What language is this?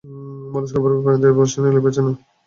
Bangla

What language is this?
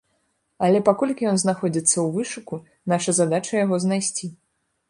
Belarusian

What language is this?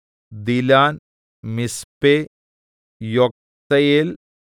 Malayalam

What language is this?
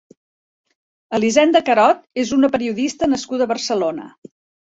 Catalan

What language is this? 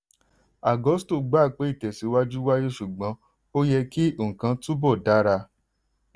Yoruba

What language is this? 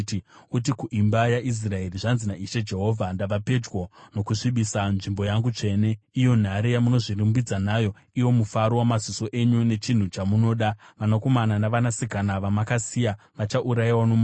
Shona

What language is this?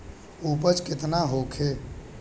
Bhojpuri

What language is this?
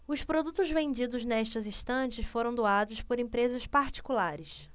Portuguese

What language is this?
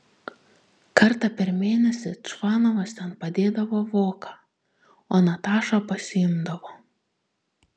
Lithuanian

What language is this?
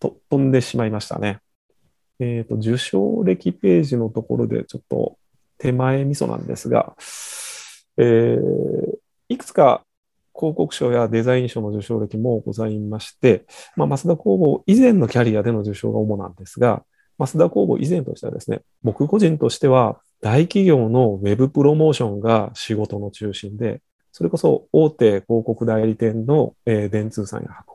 Japanese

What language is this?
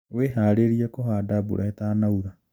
Kikuyu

